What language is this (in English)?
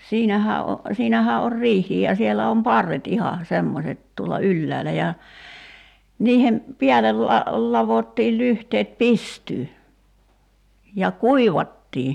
Finnish